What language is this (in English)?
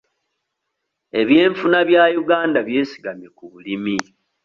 Ganda